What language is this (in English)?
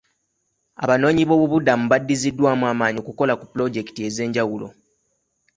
Ganda